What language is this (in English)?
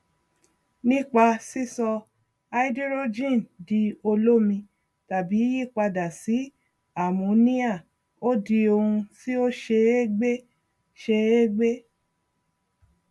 Yoruba